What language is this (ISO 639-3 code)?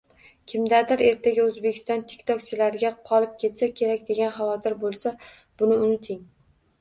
uzb